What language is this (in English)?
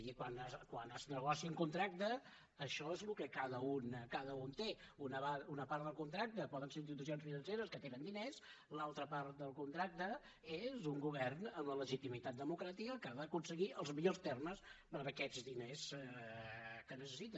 Catalan